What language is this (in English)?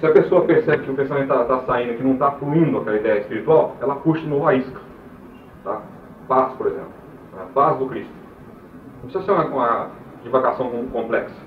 Portuguese